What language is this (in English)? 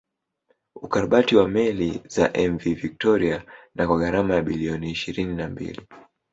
Swahili